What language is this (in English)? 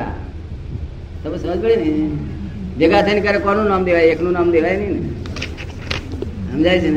Gujarati